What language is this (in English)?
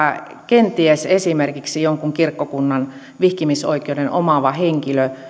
Finnish